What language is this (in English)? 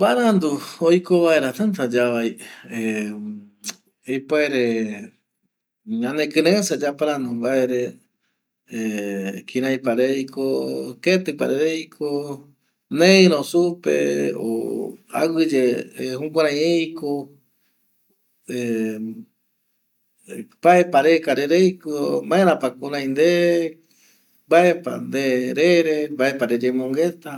Eastern Bolivian Guaraní